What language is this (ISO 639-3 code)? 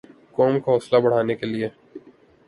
urd